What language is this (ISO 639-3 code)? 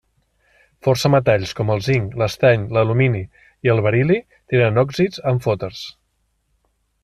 cat